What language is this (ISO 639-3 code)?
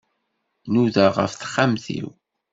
kab